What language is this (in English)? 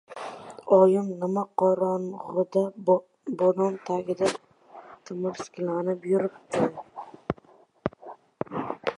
Uzbek